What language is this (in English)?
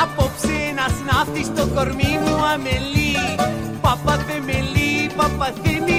Greek